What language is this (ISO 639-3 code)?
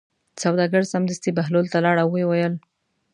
pus